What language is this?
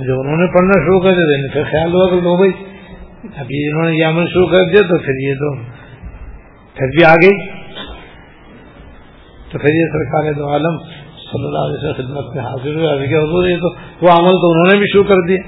Urdu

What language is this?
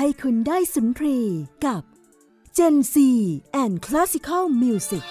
Thai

